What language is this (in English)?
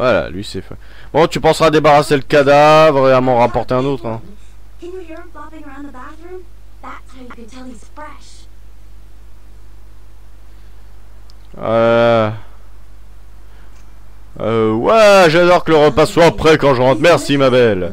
French